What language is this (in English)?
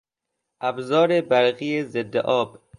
Persian